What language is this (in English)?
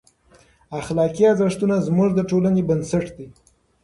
Pashto